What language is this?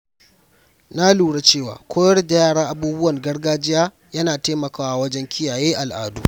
Hausa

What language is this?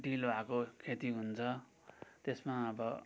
Nepali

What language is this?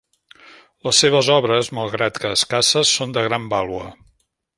Catalan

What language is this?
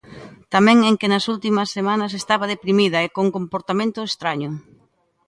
Galician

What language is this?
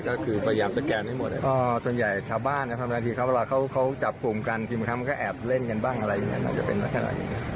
Thai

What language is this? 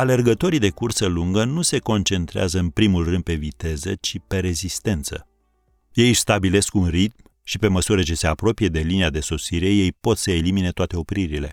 Romanian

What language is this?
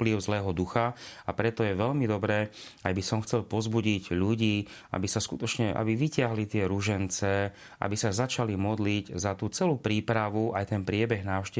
Slovak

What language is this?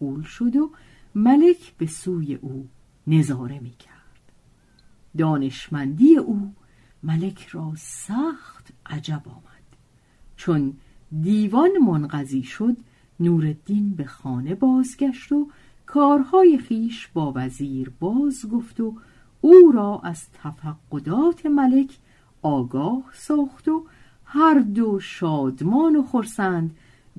Persian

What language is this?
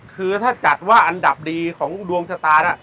Thai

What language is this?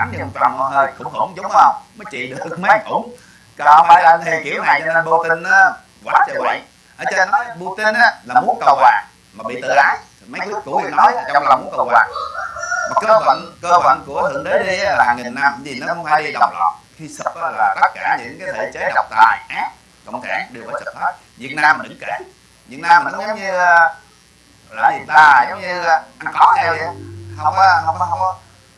Vietnamese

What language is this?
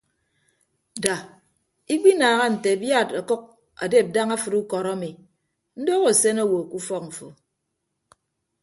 Ibibio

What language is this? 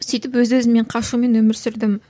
Kazakh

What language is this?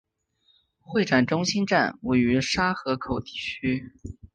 Chinese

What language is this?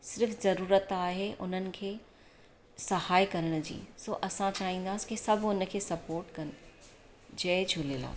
Sindhi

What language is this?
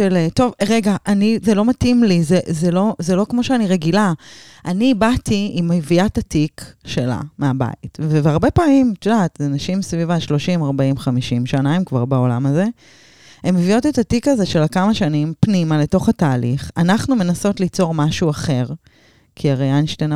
Hebrew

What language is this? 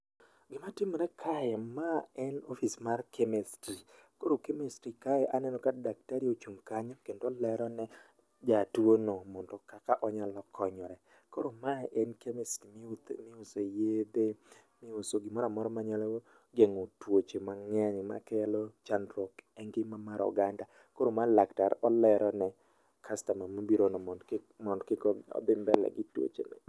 Luo (Kenya and Tanzania)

